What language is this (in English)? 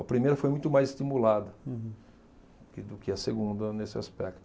Portuguese